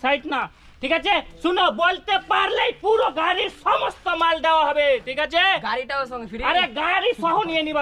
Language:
Romanian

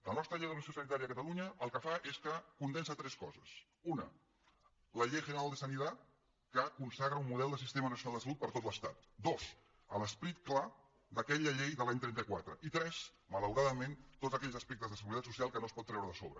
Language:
Catalan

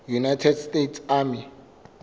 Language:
Southern Sotho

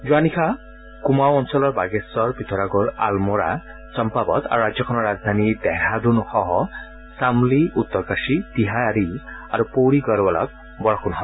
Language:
Assamese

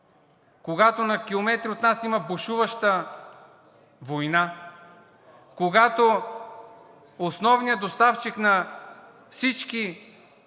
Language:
Bulgarian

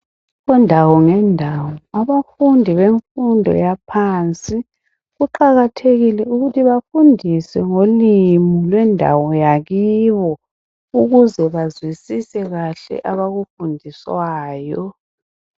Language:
North Ndebele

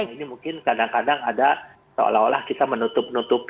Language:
Indonesian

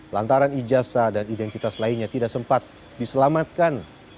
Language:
Indonesian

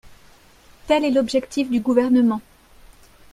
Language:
French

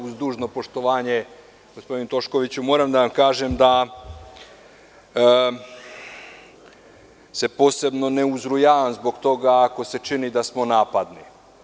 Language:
Serbian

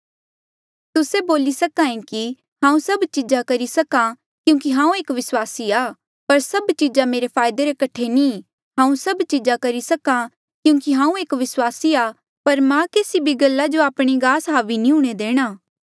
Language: Mandeali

